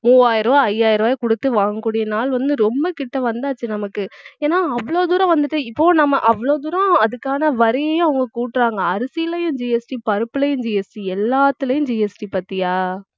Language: Tamil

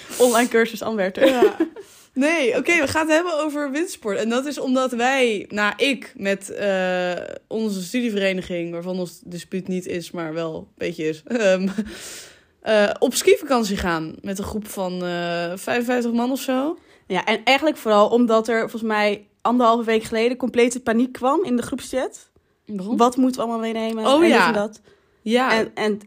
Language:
Dutch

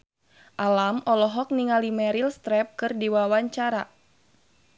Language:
Sundanese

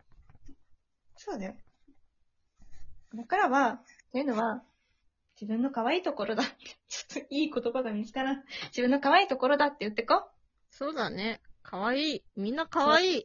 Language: Japanese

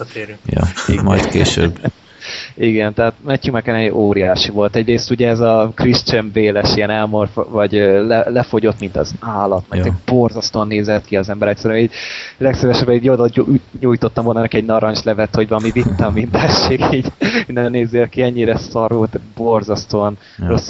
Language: Hungarian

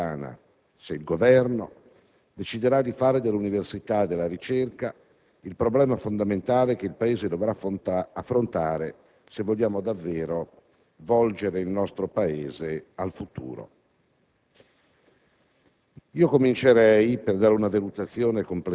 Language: Italian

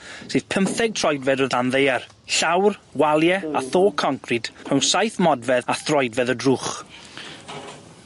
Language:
Welsh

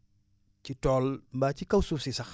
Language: Wolof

